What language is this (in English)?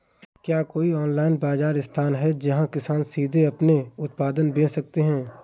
Hindi